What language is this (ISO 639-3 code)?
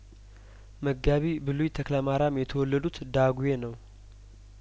amh